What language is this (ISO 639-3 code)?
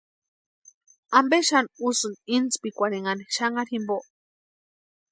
pua